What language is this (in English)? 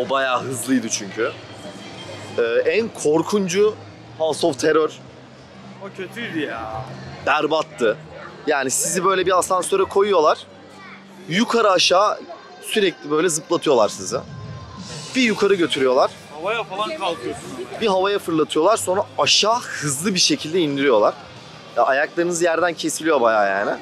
Turkish